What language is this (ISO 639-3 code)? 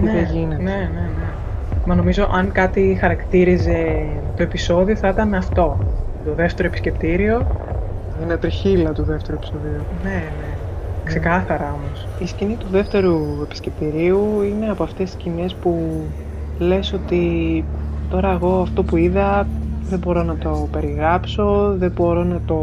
ell